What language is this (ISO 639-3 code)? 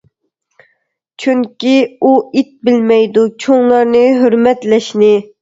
uig